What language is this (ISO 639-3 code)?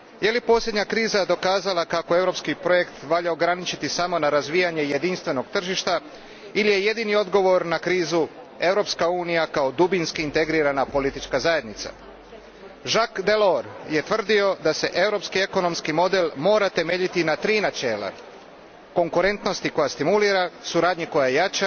hrv